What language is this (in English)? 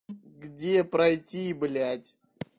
Russian